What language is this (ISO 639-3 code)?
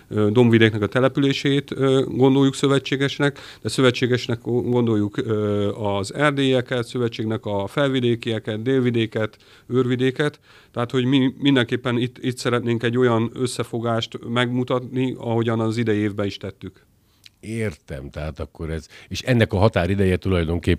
hun